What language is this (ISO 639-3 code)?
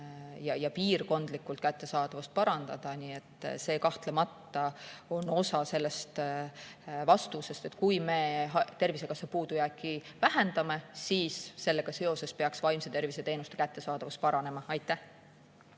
est